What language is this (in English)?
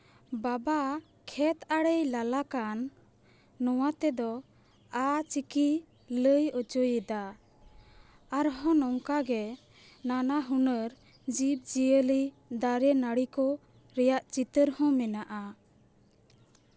Santali